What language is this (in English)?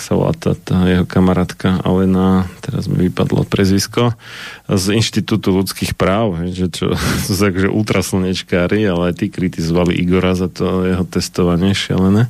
Slovak